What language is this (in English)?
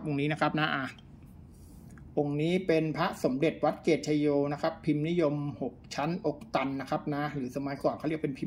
Thai